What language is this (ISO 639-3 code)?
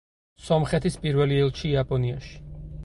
kat